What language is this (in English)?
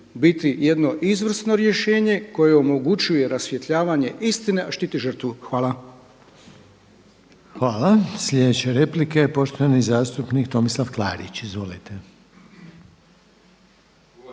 Croatian